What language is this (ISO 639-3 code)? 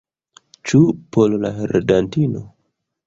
epo